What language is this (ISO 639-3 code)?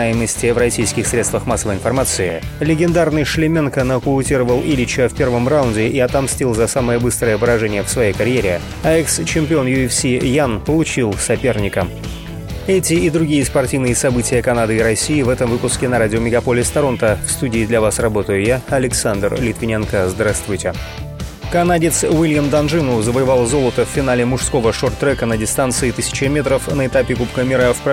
rus